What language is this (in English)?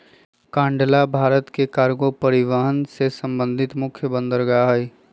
Magahi